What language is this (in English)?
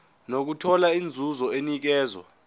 Zulu